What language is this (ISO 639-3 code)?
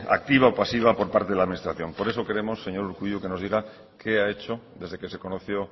spa